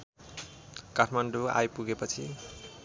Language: Nepali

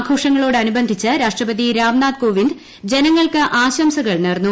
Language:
Malayalam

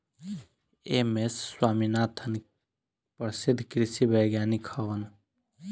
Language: Bhojpuri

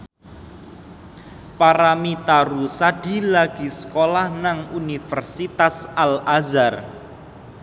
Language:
Javanese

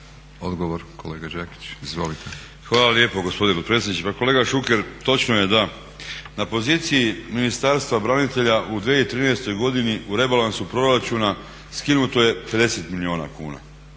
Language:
Croatian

